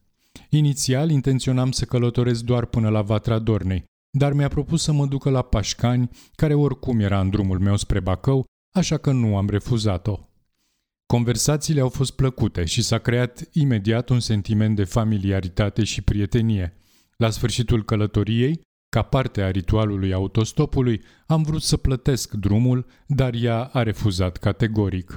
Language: Romanian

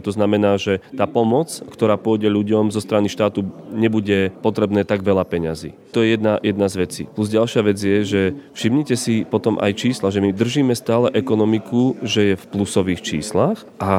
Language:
Slovak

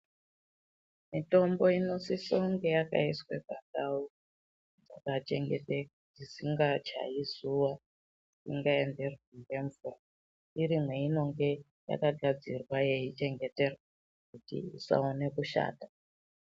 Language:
Ndau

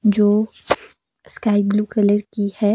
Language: Hindi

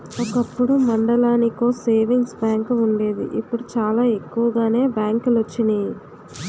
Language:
Telugu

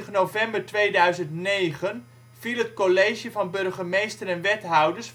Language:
Dutch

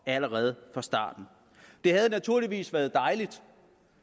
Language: Danish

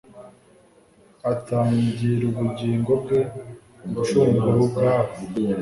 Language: Kinyarwanda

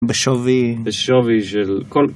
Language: Hebrew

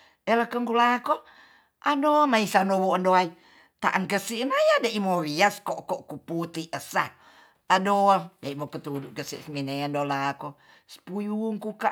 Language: Tonsea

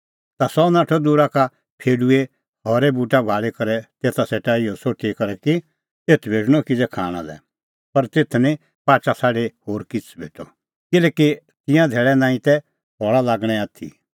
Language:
Kullu Pahari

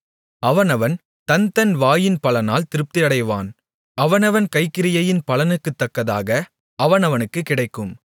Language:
Tamil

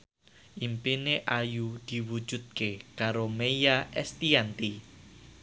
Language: Javanese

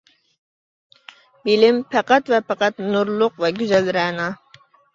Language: Uyghur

